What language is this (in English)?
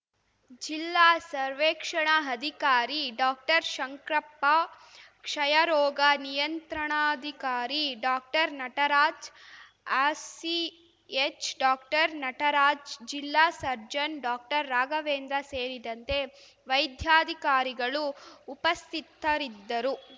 Kannada